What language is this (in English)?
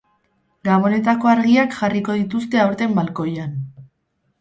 Basque